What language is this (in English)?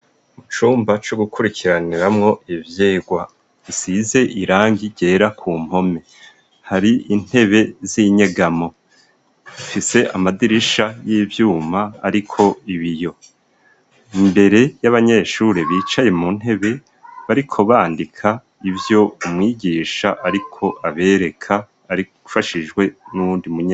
Rundi